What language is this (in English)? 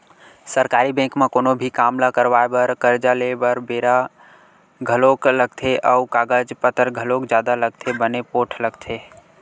Chhattisgarhi